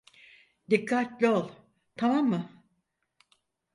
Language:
Turkish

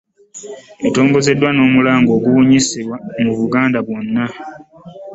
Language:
Ganda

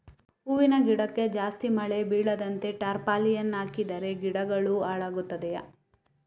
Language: Kannada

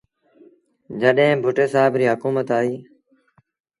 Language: Sindhi Bhil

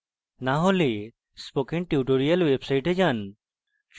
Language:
Bangla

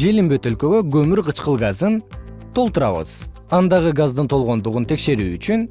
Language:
Kyrgyz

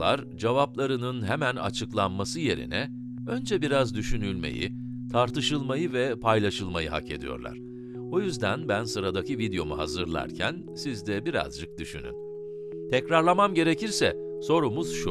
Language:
Turkish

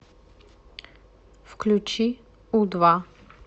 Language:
Russian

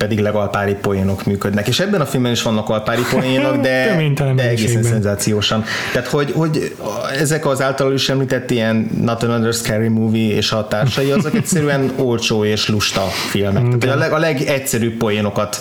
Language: Hungarian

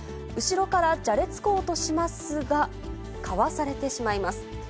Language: Japanese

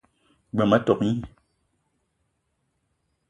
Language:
Eton (Cameroon)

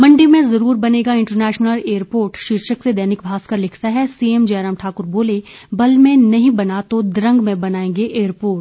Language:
Hindi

